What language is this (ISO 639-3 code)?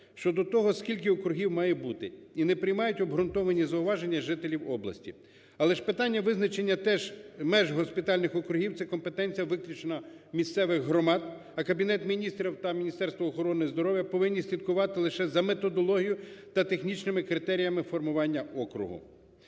ukr